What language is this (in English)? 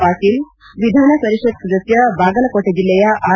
Kannada